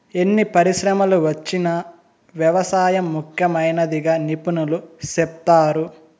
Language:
Telugu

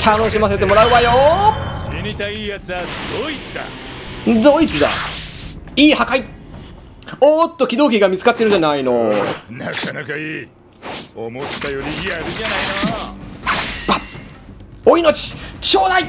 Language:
Japanese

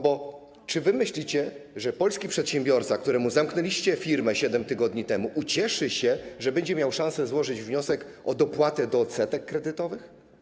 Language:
Polish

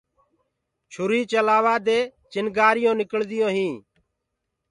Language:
Gurgula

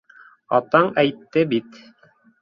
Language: Bashkir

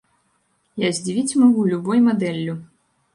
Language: Belarusian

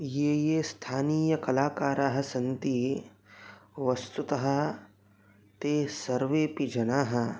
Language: Sanskrit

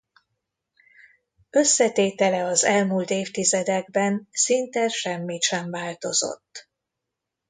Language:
Hungarian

